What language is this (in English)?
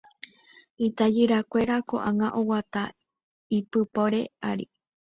Guarani